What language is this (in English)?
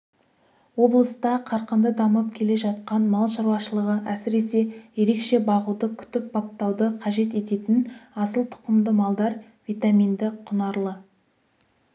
Kazakh